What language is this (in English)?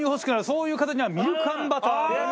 Japanese